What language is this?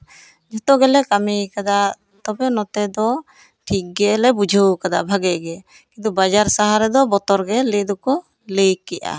Santali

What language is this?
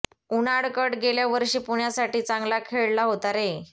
Marathi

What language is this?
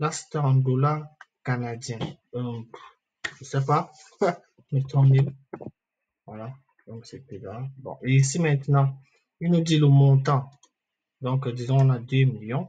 French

